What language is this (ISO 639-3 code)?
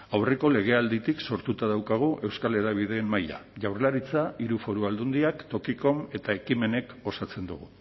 eus